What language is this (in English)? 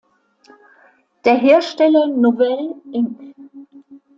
German